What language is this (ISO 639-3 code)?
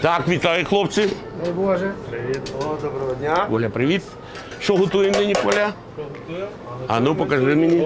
ukr